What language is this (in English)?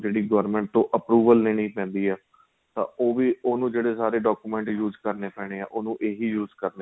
Punjabi